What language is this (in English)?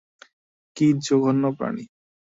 Bangla